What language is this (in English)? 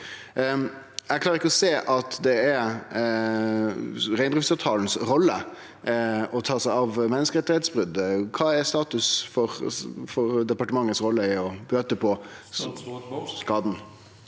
Norwegian